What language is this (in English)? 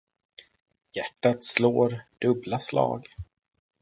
Swedish